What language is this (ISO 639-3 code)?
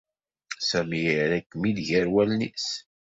kab